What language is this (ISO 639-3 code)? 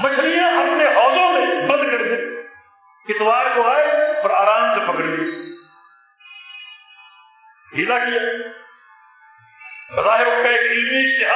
urd